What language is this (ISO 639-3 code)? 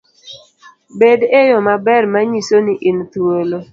luo